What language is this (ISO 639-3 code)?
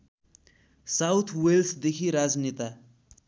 nep